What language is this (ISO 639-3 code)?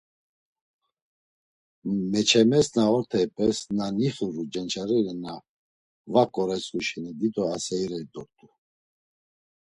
lzz